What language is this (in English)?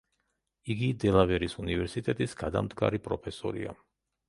Georgian